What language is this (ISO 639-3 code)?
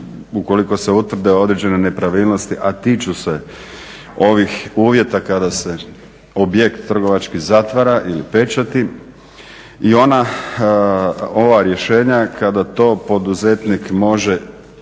hrv